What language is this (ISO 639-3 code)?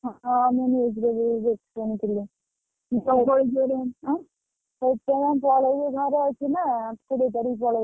ori